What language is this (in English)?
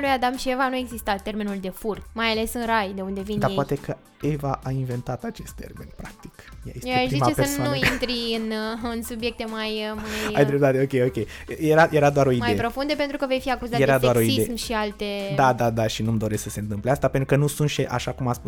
Romanian